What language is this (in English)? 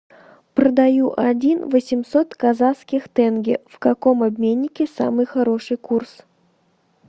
Russian